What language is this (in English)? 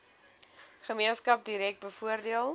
Afrikaans